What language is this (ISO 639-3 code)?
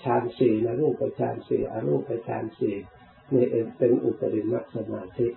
tha